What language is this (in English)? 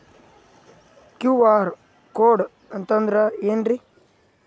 Kannada